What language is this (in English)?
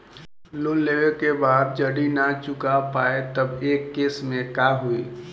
Bhojpuri